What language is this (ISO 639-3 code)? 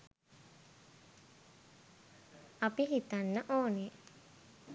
sin